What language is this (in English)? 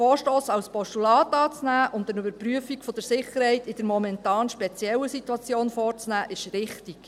Swiss German